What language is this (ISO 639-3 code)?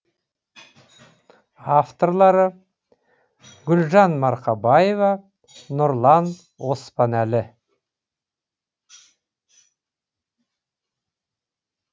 kaz